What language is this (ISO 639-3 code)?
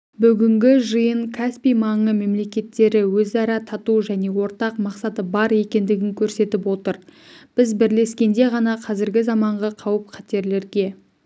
kaz